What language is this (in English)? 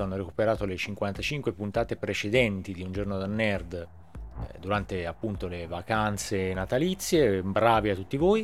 Italian